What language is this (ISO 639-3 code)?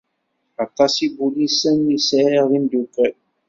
kab